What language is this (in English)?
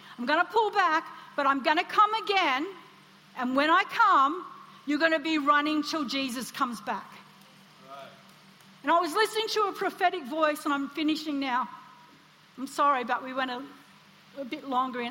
English